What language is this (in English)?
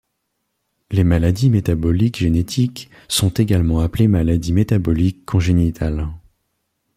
French